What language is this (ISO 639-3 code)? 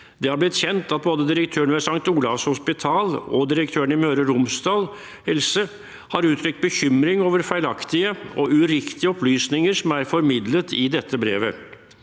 nor